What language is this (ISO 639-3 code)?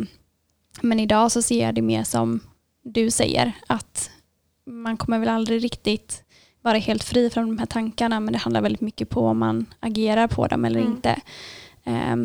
swe